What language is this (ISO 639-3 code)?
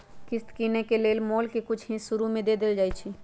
mag